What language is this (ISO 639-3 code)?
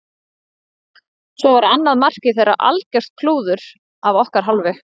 isl